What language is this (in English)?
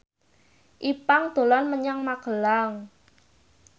Javanese